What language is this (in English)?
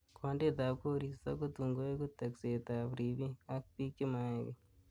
Kalenjin